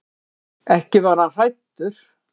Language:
Icelandic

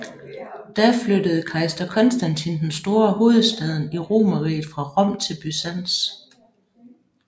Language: Danish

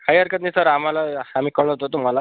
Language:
Marathi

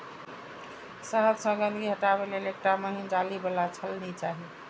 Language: Maithili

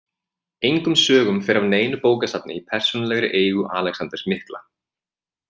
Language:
Icelandic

